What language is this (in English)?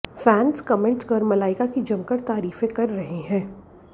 Hindi